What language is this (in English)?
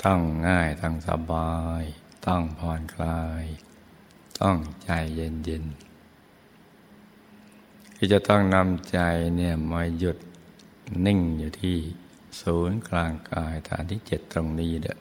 Thai